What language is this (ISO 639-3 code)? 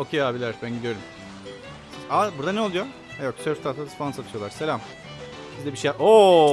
tur